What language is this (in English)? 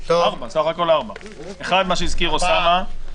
Hebrew